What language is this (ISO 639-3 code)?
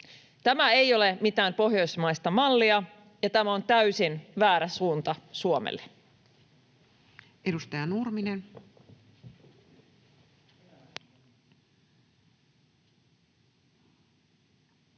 fin